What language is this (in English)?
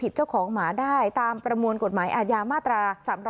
Thai